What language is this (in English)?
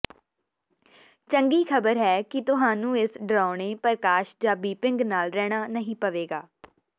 Punjabi